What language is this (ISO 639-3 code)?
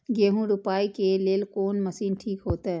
mai